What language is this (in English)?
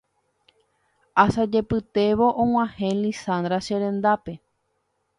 Guarani